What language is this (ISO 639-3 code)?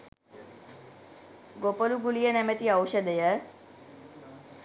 sin